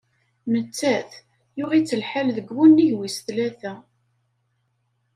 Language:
Kabyle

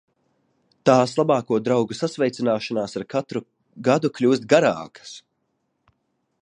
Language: Latvian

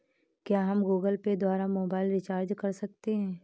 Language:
Hindi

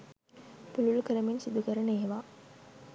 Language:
Sinhala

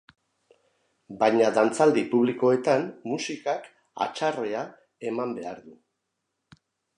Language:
Basque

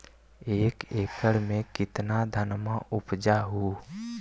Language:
Magahi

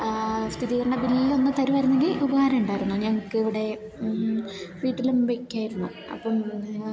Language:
Malayalam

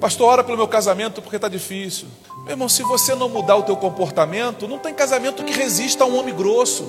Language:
Portuguese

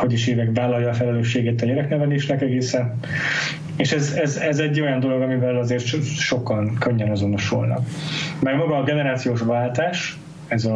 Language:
Hungarian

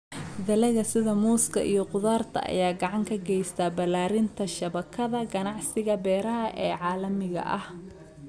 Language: Somali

